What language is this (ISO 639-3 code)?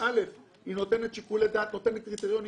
heb